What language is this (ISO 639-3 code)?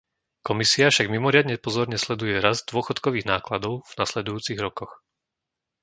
slk